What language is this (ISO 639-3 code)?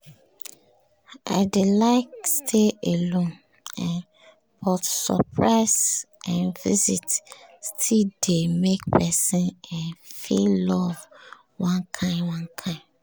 pcm